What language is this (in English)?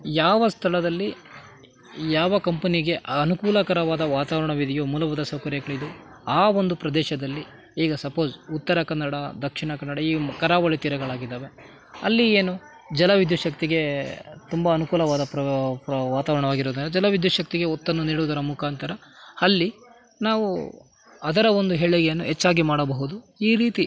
Kannada